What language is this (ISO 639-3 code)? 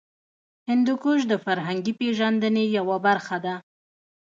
pus